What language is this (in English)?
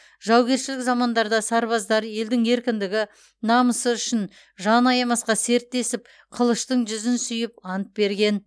Kazakh